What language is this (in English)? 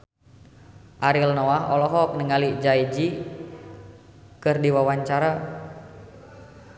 Sundanese